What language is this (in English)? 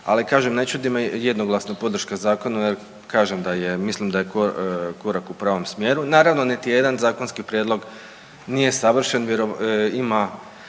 Croatian